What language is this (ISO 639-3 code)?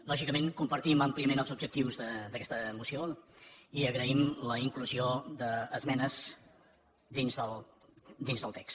cat